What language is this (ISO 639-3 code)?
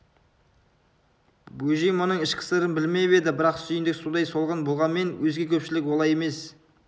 kaz